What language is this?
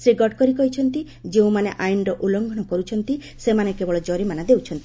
Odia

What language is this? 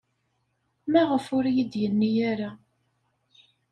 Kabyle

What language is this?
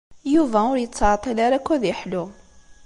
Kabyle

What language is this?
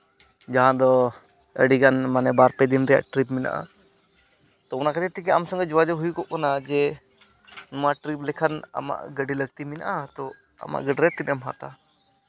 Santali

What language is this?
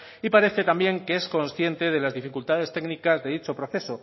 Spanish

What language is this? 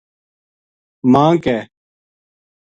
Gujari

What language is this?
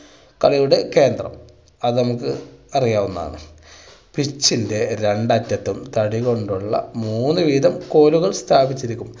Malayalam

